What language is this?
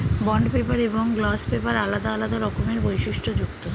Bangla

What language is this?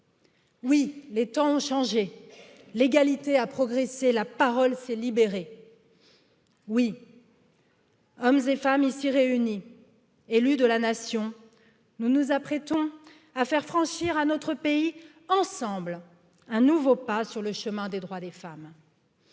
French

